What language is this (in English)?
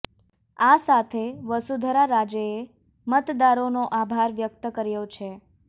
Gujarati